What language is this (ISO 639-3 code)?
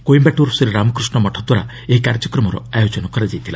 ori